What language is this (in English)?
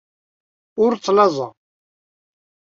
Kabyle